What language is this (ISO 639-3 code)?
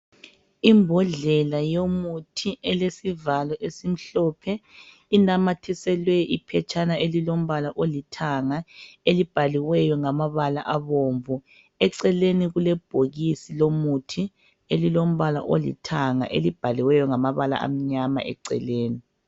nde